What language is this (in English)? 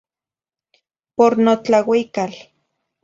Zacatlán-Ahuacatlán-Tepetzintla Nahuatl